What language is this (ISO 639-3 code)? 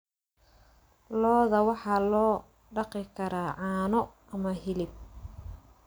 som